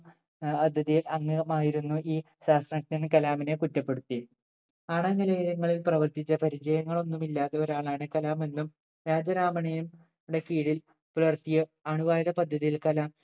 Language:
Malayalam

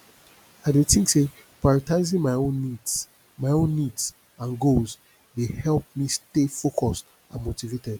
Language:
Nigerian Pidgin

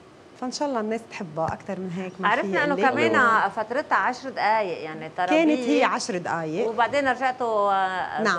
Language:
Arabic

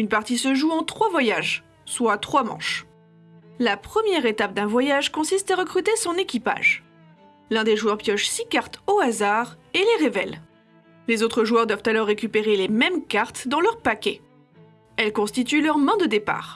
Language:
French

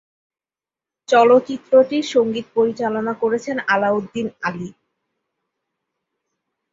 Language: Bangla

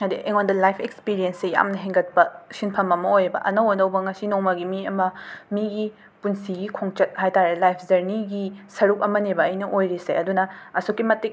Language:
Manipuri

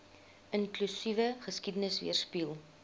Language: Afrikaans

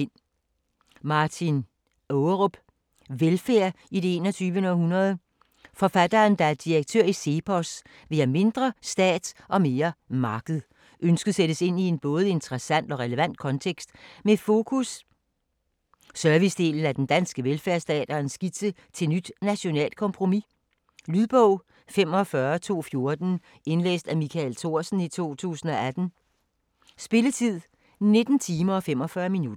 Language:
Danish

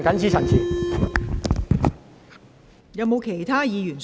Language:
Cantonese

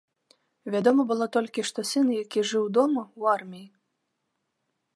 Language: Belarusian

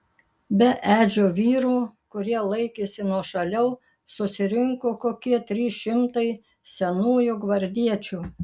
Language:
Lithuanian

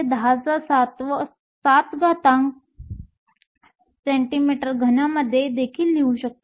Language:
Marathi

